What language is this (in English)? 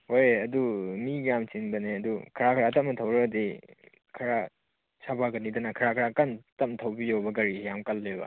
Manipuri